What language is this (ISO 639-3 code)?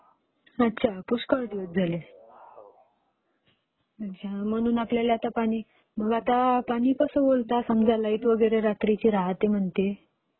mar